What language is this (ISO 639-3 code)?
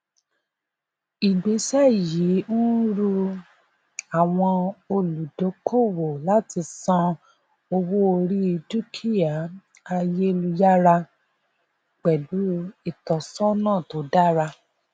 yor